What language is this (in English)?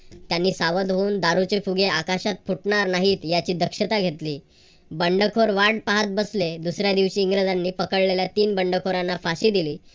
Marathi